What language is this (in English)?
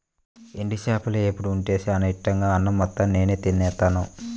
Telugu